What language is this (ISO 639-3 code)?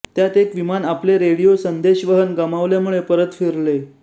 mar